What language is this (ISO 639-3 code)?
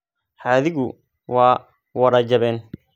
som